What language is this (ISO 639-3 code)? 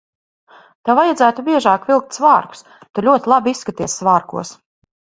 lav